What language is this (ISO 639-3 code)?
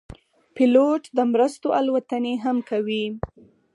pus